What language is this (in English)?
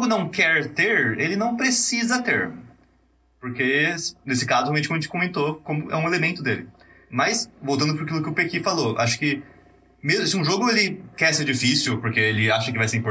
Portuguese